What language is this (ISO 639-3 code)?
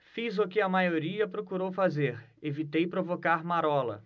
por